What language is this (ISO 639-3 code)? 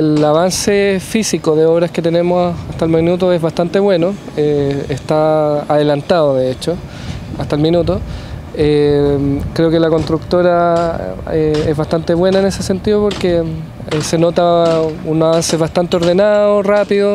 spa